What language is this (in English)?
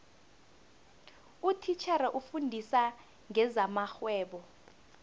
South Ndebele